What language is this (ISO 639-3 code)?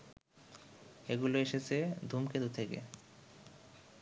ben